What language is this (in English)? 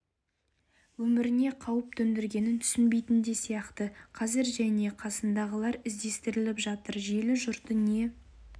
Kazakh